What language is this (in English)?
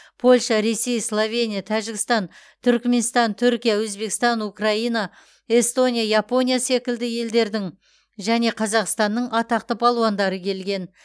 Kazakh